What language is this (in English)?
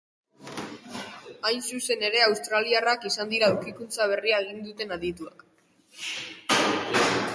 Basque